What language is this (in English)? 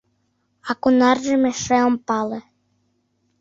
Mari